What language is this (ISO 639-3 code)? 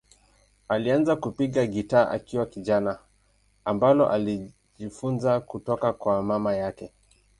swa